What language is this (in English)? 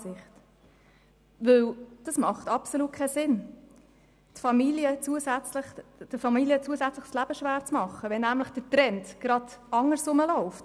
Swiss German